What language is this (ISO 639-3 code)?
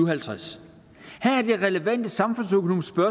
dan